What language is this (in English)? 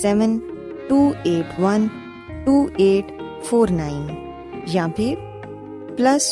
Urdu